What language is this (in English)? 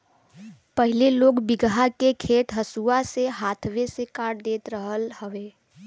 Bhojpuri